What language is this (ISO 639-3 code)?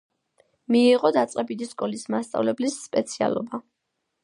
kat